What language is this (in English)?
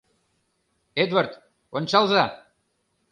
Mari